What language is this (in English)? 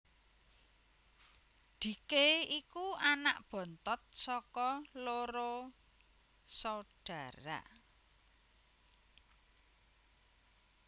Javanese